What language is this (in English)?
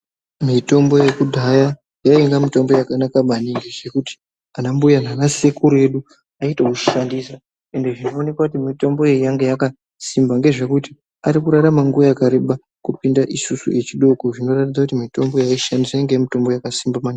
Ndau